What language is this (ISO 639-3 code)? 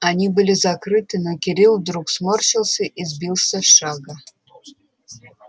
rus